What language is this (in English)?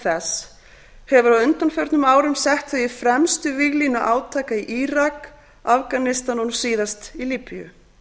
Icelandic